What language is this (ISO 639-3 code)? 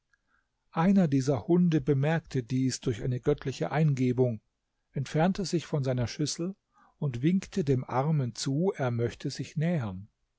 deu